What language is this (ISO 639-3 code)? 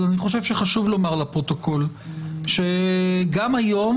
heb